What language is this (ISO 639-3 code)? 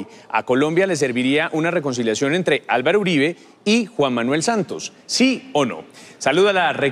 spa